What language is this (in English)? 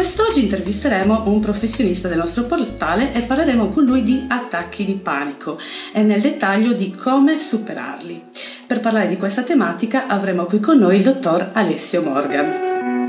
Italian